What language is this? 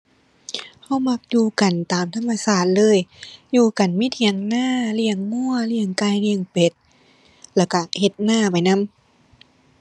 Thai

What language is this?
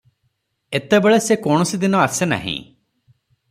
Odia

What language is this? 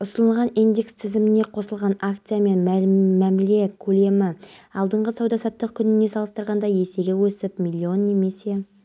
Kazakh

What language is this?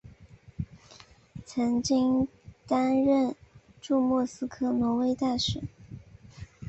Chinese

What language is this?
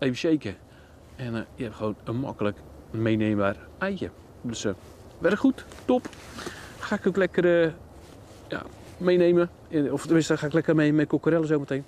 Dutch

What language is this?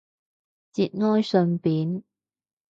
Cantonese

